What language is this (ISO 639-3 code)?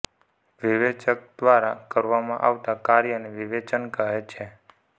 guj